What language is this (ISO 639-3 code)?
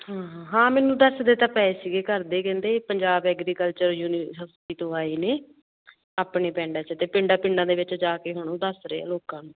pan